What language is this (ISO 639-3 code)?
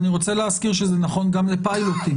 heb